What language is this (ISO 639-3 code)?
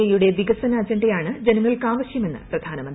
mal